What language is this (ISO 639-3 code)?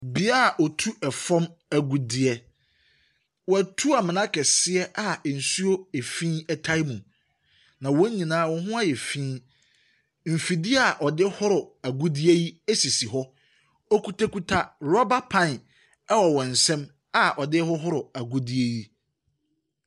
aka